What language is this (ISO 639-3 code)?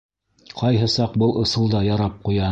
bak